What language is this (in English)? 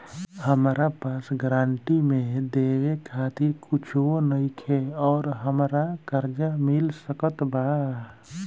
Bhojpuri